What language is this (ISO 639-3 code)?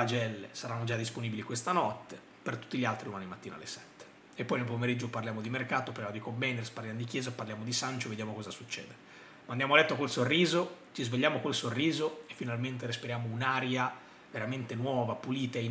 ita